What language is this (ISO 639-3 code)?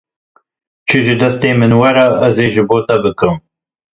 kur